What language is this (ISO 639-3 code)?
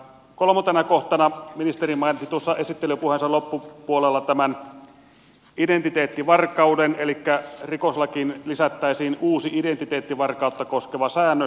fin